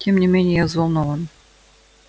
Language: Russian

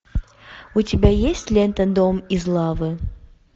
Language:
Russian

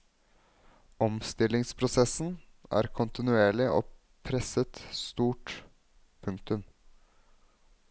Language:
Norwegian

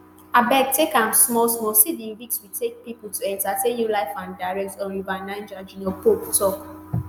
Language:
Nigerian Pidgin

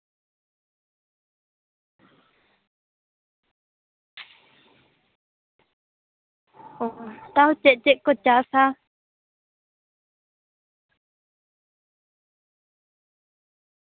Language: Santali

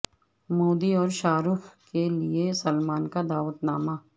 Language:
Urdu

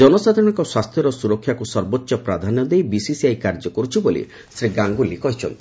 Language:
Odia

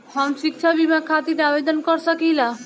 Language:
Bhojpuri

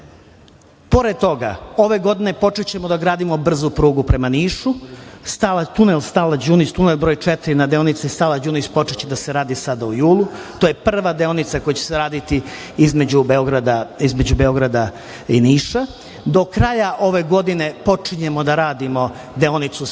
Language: Serbian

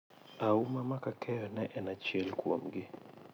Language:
Luo (Kenya and Tanzania)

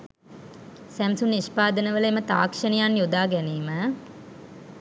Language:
Sinhala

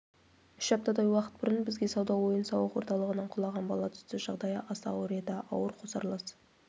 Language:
Kazakh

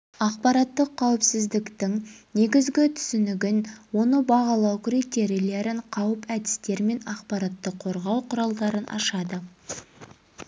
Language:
Kazakh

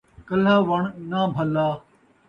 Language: Saraiki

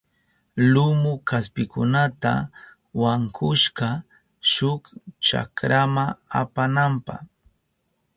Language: Southern Pastaza Quechua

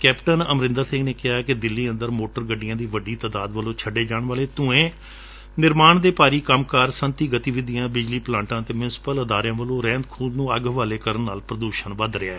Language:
Punjabi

